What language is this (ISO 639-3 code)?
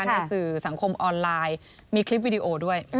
tha